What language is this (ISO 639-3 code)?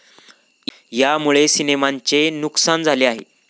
mar